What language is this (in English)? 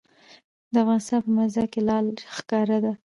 Pashto